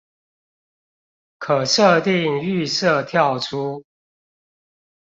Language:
Chinese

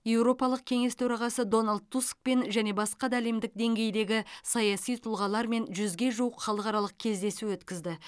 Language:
Kazakh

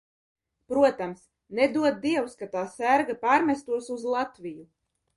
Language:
Latvian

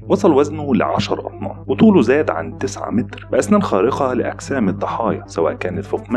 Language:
Arabic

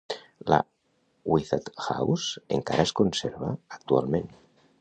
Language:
Catalan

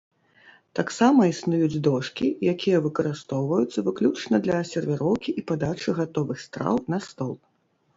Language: Belarusian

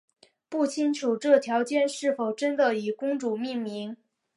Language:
Chinese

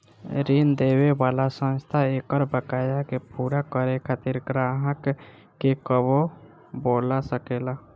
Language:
Bhojpuri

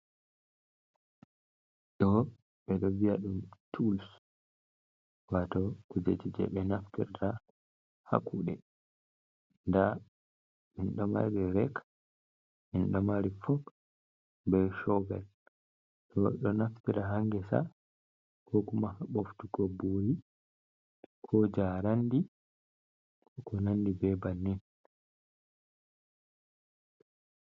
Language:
Fula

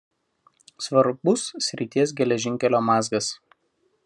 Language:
Lithuanian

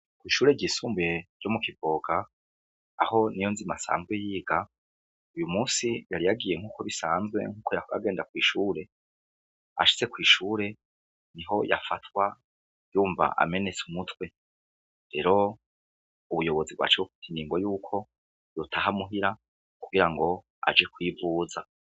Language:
Rundi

